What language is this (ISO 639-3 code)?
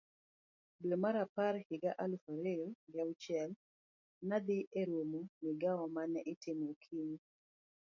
luo